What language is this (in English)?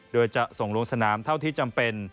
Thai